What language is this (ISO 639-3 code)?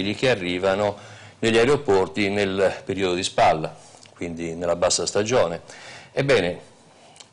ita